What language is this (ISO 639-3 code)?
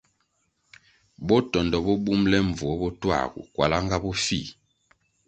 nmg